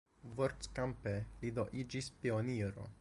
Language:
Esperanto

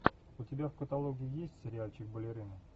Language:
Russian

